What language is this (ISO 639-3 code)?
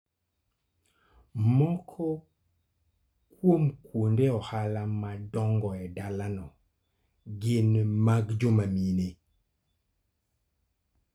luo